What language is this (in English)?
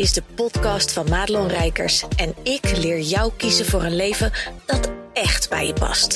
Dutch